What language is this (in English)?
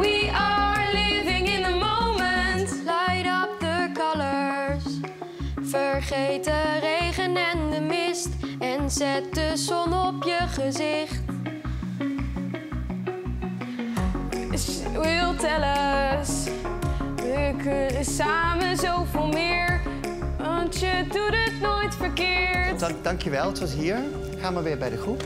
Dutch